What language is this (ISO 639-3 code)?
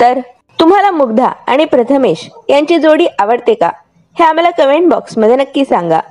mar